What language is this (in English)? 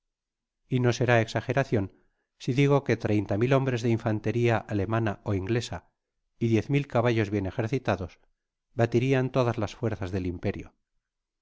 Spanish